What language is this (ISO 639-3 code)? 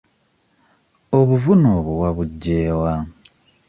lug